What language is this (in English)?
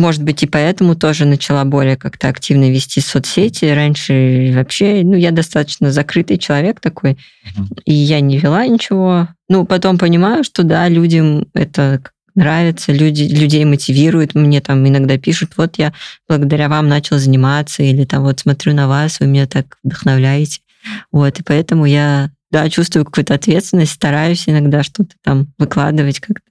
Russian